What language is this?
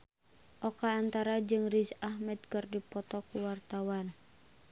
Sundanese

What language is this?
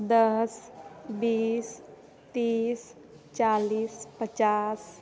Maithili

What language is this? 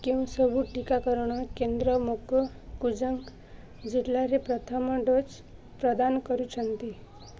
Odia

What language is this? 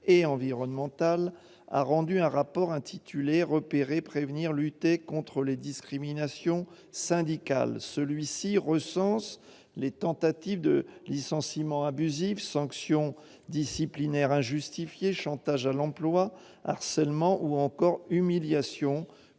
French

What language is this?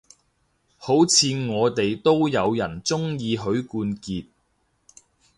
Cantonese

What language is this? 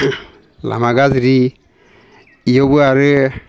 Bodo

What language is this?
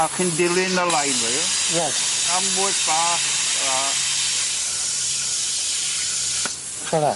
Welsh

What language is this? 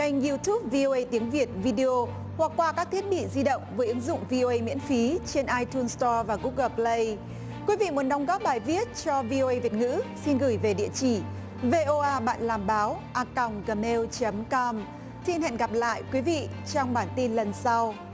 Vietnamese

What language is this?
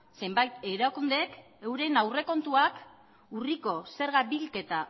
Basque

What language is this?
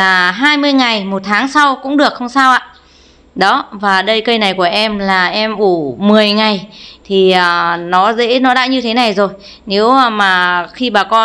Vietnamese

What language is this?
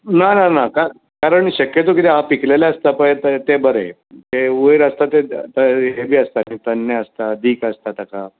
Konkani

